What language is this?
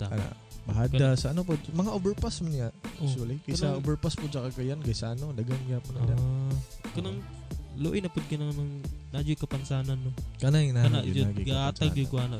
Filipino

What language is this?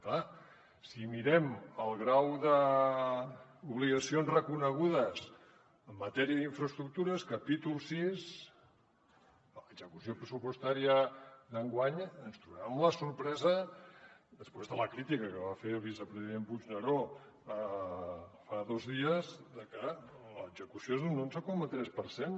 Catalan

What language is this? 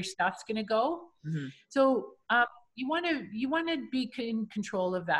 English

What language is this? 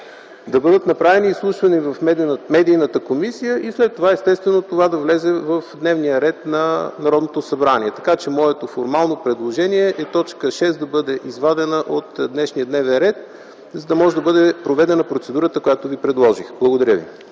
Bulgarian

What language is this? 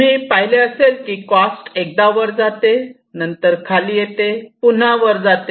Marathi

